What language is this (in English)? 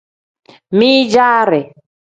Tem